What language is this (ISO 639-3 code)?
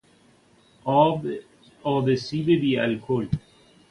fas